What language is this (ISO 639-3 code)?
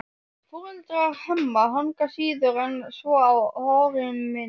isl